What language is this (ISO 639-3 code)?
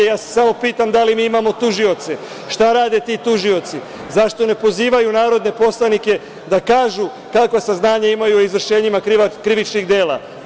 srp